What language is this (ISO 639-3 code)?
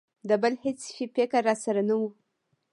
pus